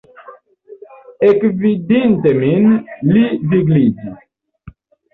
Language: Esperanto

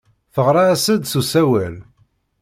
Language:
Kabyle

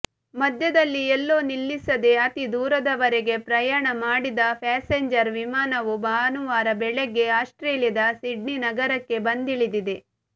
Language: Kannada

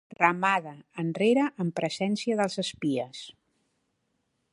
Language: Catalan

